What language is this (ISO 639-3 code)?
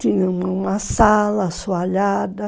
por